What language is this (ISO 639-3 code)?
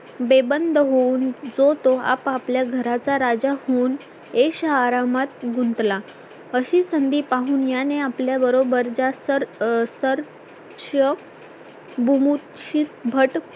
mar